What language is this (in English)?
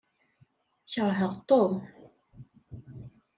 Kabyle